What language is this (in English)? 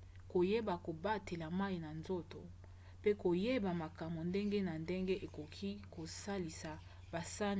Lingala